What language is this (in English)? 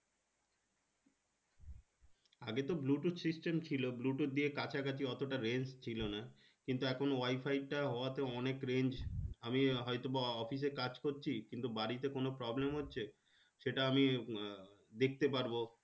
Bangla